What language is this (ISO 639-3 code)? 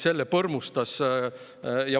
est